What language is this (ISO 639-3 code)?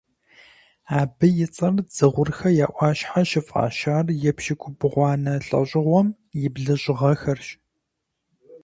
kbd